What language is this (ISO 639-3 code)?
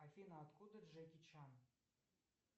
rus